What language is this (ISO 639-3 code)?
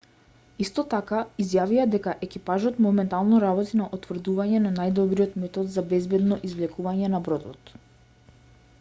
mkd